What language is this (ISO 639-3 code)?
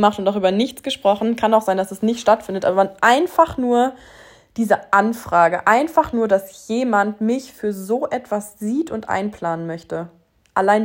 deu